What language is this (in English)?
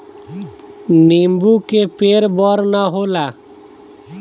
Bhojpuri